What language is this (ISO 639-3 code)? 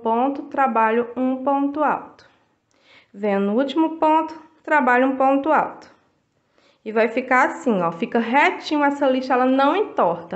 por